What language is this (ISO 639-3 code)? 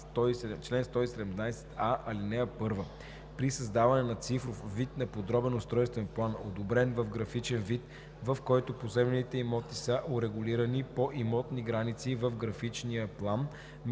bul